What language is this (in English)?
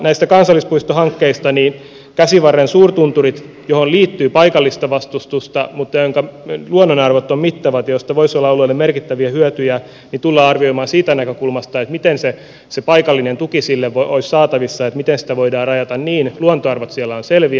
Finnish